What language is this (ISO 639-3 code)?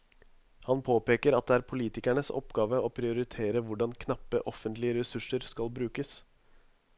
nor